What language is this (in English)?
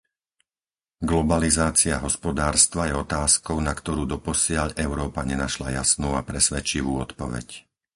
Slovak